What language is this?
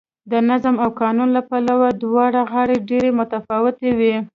Pashto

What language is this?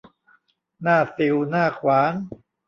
Thai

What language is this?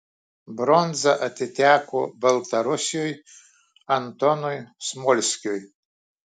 Lithuanian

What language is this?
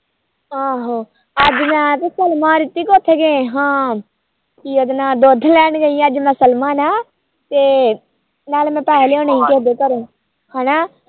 Punjabi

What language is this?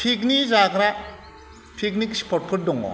Bodo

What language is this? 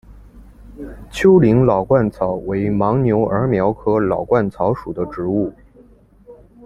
Chinese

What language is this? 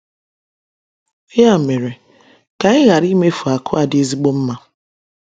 Igbo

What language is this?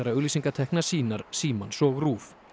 Icelandic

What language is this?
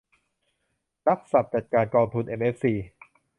Thai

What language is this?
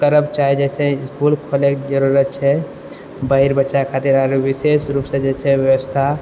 Maithili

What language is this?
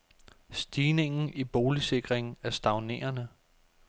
Danish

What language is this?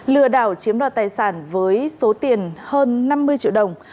Vietnamese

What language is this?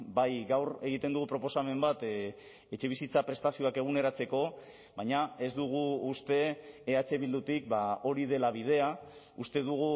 Basque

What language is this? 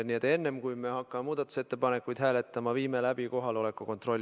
Estonian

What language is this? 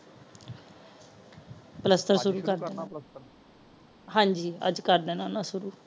Punjabi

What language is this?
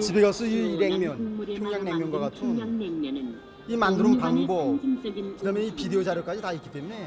Korean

